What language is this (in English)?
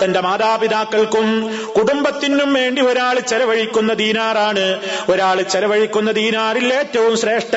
Malayalam